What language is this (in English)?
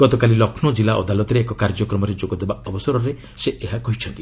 Odia